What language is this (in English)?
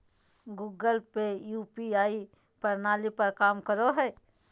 Magahi